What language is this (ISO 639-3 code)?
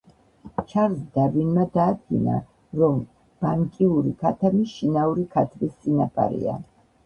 kat